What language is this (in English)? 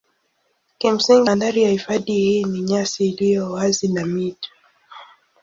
Swahili